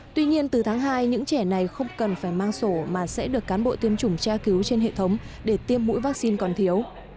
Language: Vietnamese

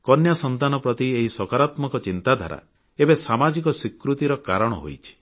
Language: Odia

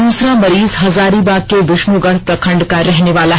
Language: Hindi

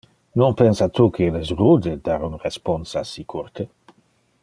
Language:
Interlingua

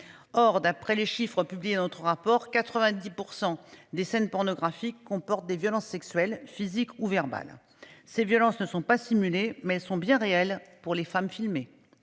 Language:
French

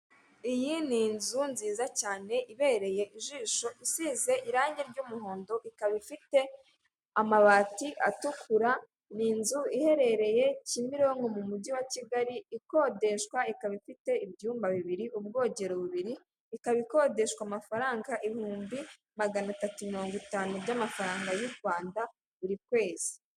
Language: Kinyarwanda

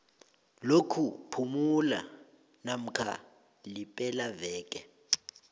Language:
South Ndebele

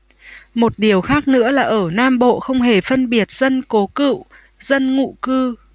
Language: Vietnamese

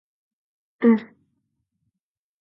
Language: Basque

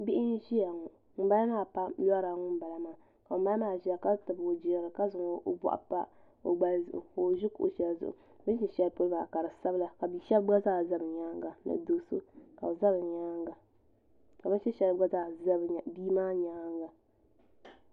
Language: Dagbani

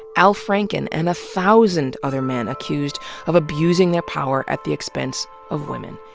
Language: English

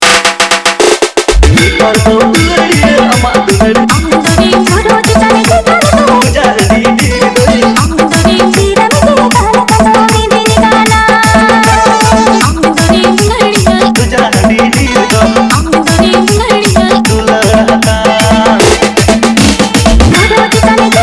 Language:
Indonesian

